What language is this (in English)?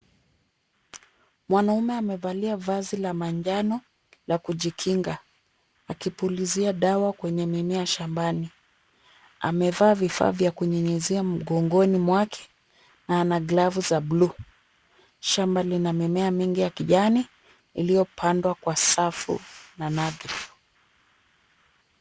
Swahili